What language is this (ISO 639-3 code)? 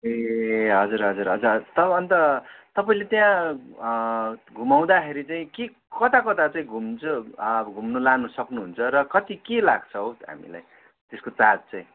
nep